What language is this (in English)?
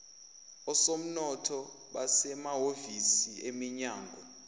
Zulu